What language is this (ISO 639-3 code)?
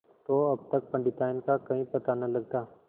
hin